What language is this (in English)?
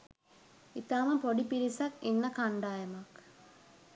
Sinhala